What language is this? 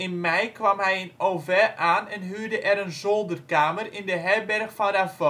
Dutch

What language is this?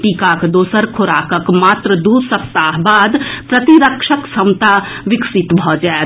Maithili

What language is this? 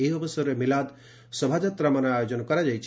Odia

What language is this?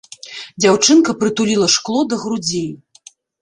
Belarusian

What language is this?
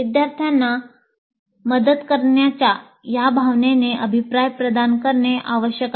Marathi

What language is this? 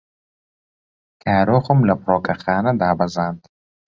Central Kurdish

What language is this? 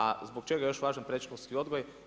Croatian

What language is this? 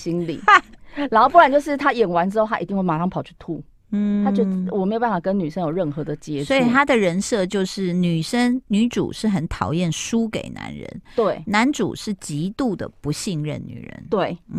Chinese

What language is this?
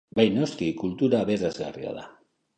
Basque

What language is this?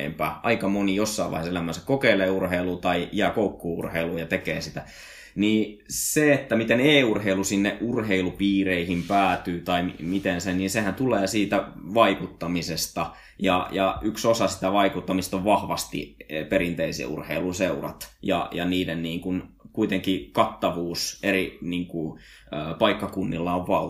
Finnish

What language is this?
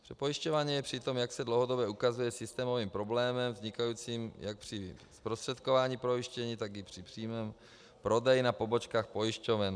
Czech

